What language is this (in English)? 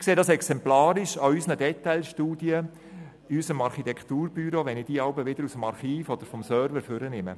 Swiss German